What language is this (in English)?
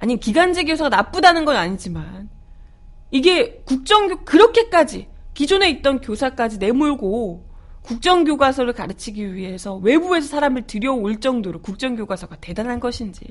Korean